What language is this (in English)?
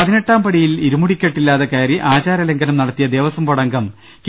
Malayalam